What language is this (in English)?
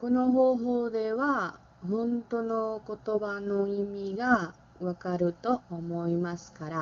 Japanese